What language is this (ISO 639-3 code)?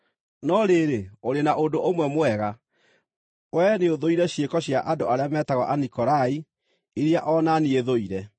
kik